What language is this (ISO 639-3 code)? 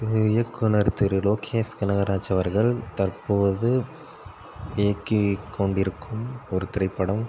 tam